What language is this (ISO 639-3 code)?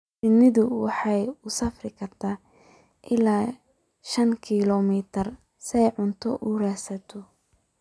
som